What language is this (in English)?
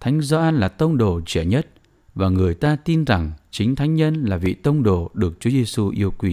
Vietnamese